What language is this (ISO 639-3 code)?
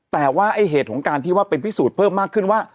tha